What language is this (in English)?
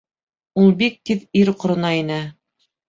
Bashkir